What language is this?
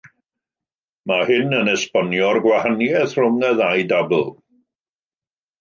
Welsh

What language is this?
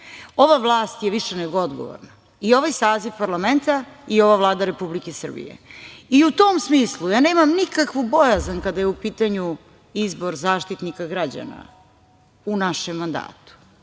Serbian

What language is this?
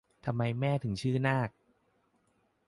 Thai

